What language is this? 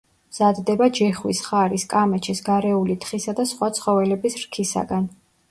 Georgian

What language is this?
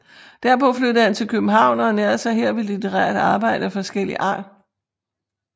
Danish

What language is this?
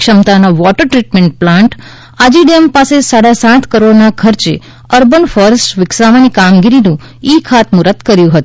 Gujarati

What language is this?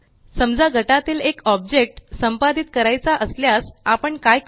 Marathi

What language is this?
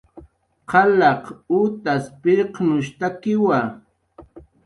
Jaqaru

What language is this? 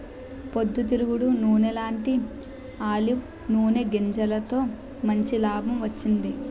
Telugu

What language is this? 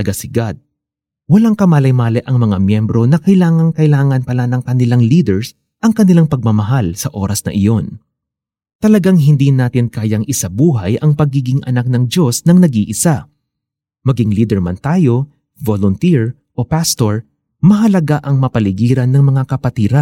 Filipino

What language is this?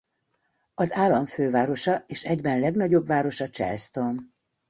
Hungarian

